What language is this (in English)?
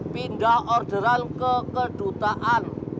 Indonesian